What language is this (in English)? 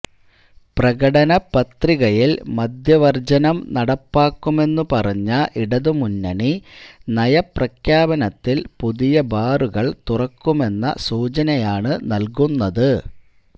Malayalam